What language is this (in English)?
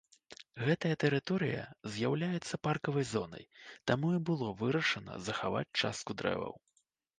Belarusian